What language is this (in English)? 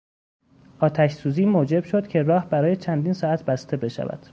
Persian